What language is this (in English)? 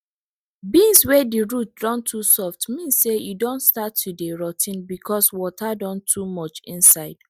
Nigerian Pidgin